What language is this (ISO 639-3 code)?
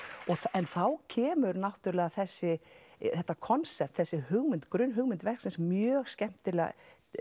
isl